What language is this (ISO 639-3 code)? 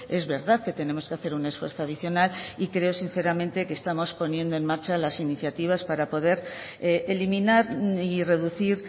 spa